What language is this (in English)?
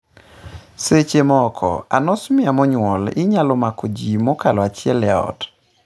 Luo (Kenya and Tanzania)